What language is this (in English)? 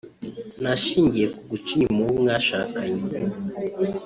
Kinyarwanda